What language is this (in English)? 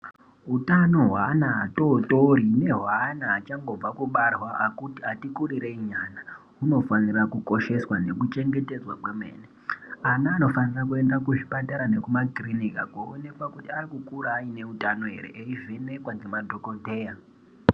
Ndau